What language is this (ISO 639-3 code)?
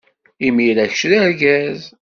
kab